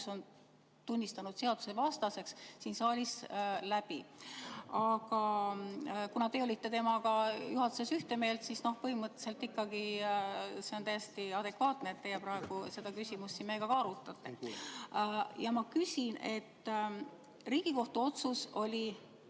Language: Estonian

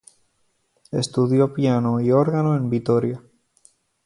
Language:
Spanish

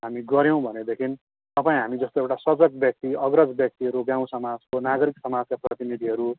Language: Nepali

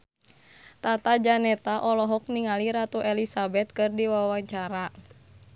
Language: Sundanese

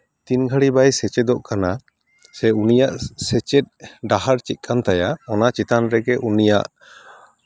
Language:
Santali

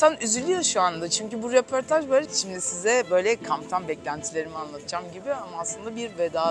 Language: Turkish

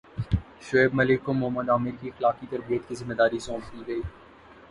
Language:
Urdu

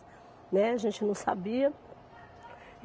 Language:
Portuguese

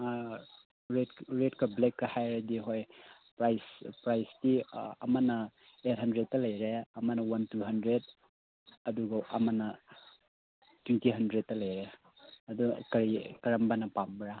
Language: Manipuri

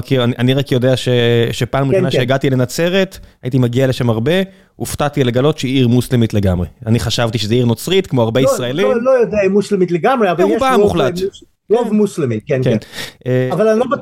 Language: Hebrew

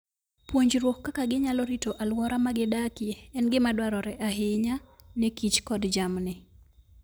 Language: Luo (Kenya and Tanzania)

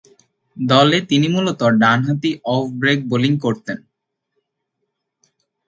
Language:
Bangla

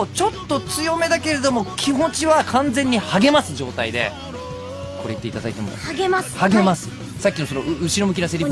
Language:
Japanese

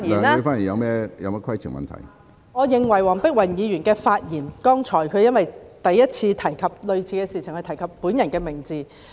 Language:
Cantonese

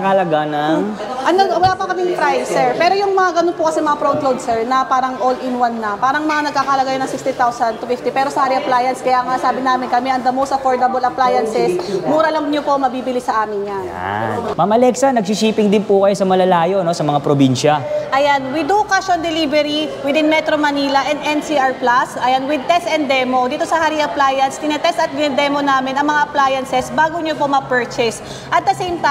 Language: Filipino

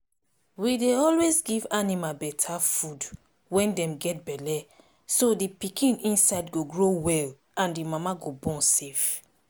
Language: Nigerian Pidgin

